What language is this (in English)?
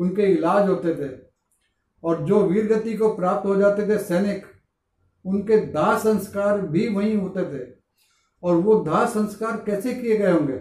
Hindi